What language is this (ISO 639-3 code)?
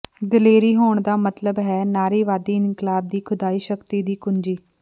pan